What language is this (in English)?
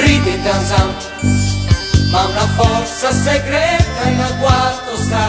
Italian